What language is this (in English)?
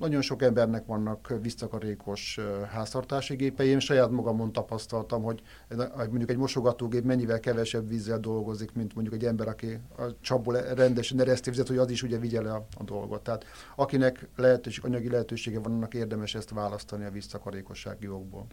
Hungarian